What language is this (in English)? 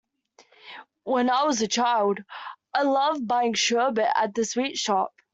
English